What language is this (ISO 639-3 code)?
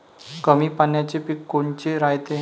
mar